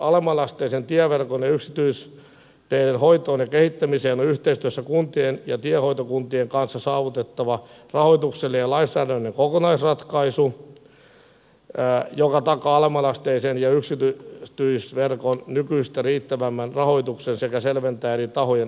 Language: Finnish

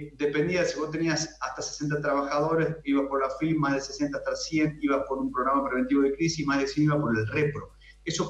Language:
Spanish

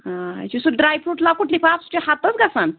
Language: Kashmiri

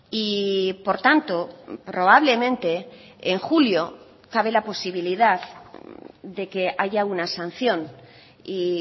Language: Spanish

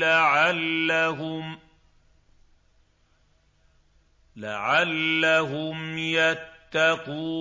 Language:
Arabic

